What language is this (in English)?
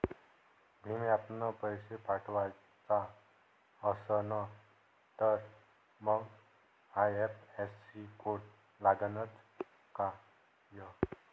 Marathi